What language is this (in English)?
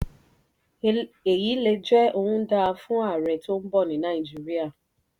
Yoruba